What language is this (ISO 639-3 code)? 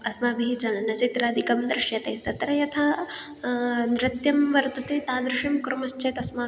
san